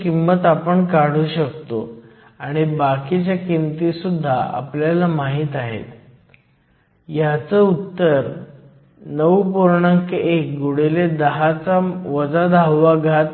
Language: Marathi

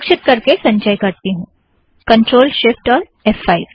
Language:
Hindi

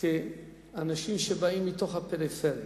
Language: Hebrew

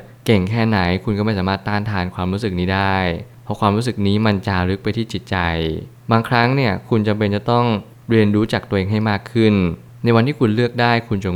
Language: Thai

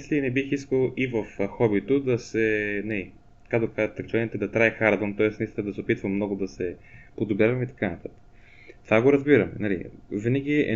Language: Bulgarian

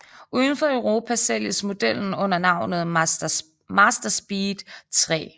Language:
Danish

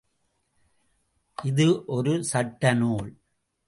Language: Tamil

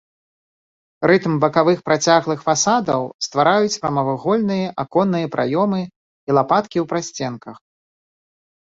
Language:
Belarusian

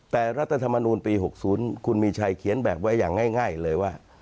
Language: Thai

